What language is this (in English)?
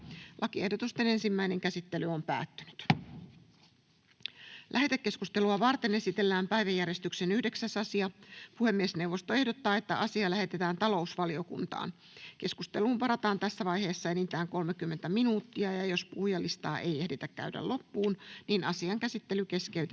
Finnish